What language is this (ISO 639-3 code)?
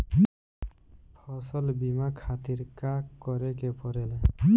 bho